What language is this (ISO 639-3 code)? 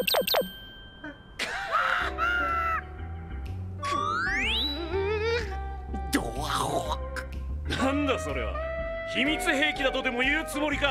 jpn